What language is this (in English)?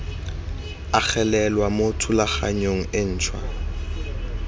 Tswana